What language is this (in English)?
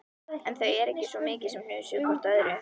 Icelandic